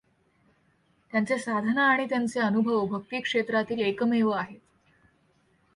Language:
Marathi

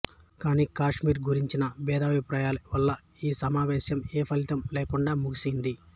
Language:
Telugu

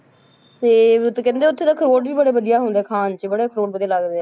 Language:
Punjabi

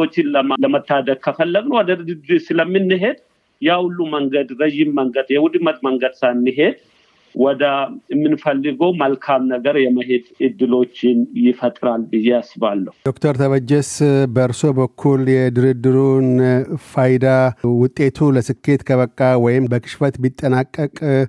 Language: Amharic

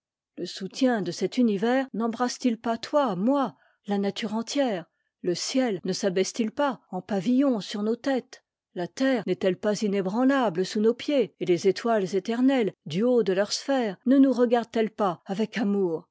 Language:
French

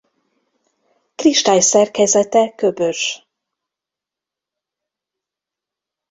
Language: Hungarian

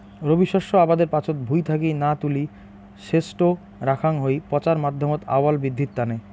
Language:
Bangla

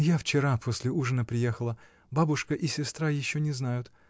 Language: Russian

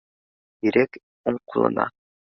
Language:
Bashkir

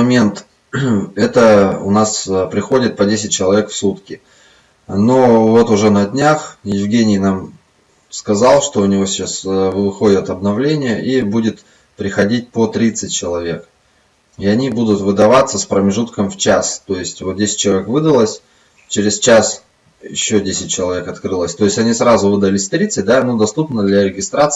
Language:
Russian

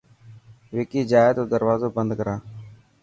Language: Dhatki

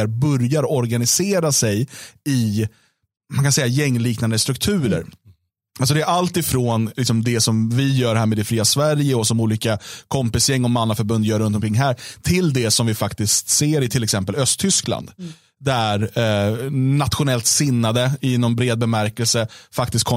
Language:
Swedish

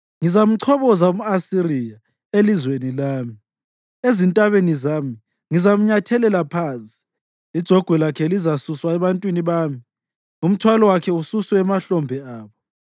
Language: North Ndebele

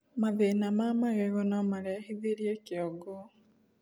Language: Kikuyu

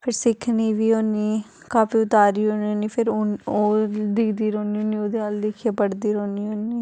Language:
Dogri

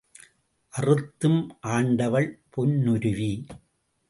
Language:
Tamil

